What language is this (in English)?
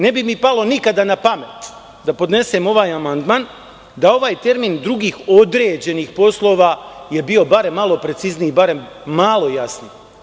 Serbian